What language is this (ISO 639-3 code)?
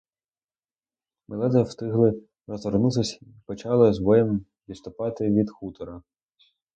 ukr